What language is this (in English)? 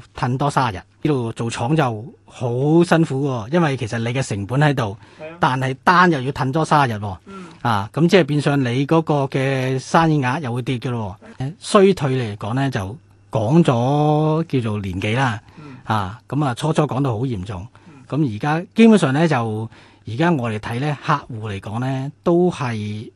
Chinese